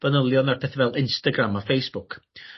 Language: Welsh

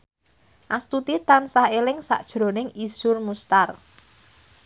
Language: Javanese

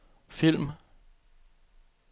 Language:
Danish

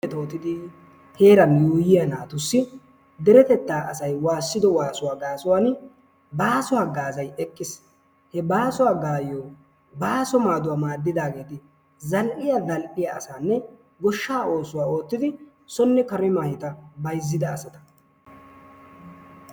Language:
Wolaytta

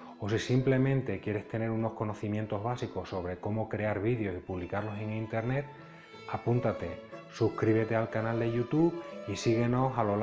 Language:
Spanish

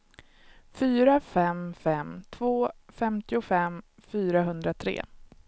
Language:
Swedish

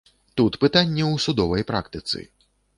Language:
Belarusian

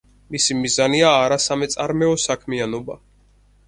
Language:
Georgian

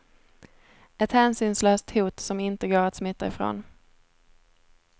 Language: Swedish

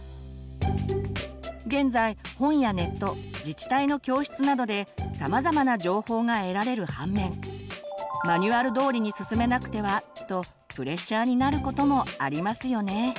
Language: Japanese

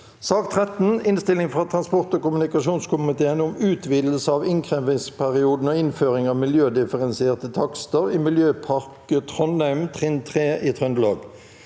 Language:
Norwegian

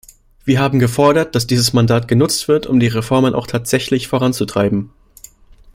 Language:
German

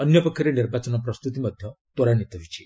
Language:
Odia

